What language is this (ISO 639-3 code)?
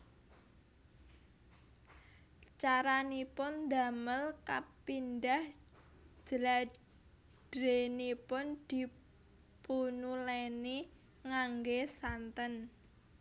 jav